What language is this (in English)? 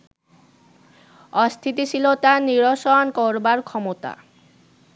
Bangla